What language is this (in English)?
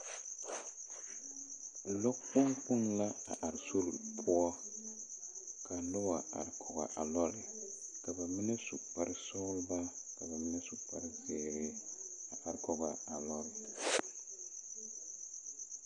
Southern Dagaare